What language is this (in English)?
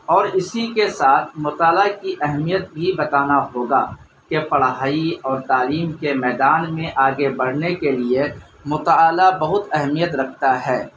Urdu